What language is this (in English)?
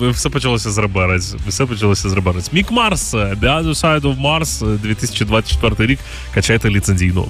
Ukrainian